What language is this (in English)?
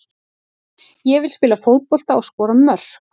Icelandic